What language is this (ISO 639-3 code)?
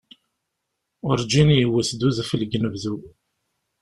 kab